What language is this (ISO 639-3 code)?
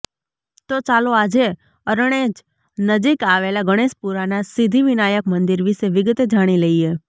guj